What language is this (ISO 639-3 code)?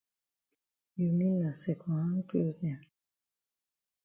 wes